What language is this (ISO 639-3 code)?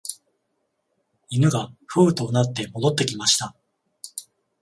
jpn